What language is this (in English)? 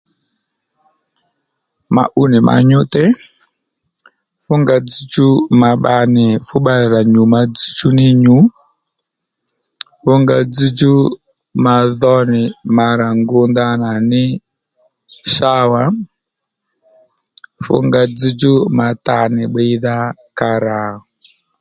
Lendu